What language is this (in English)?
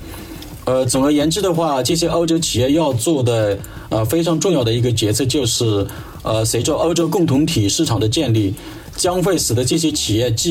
Chinese